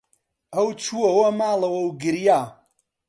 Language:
Central Kurdish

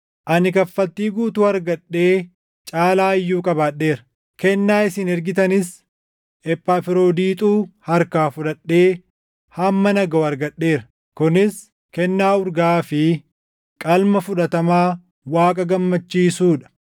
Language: Oromo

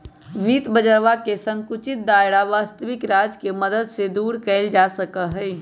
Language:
Magahi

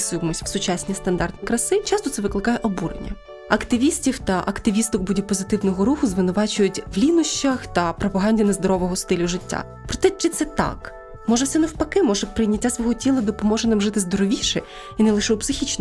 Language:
Ukrainian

